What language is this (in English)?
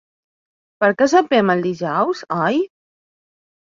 Catalan